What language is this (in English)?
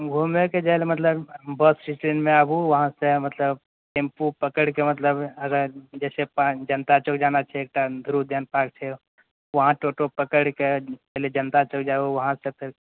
Maithili